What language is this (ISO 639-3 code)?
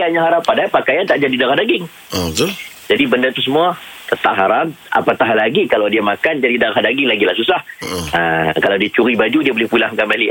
msa